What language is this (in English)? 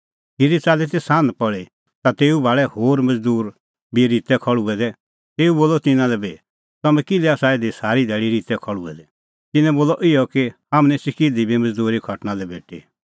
Kullu Pahari